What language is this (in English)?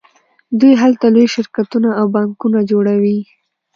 Pashto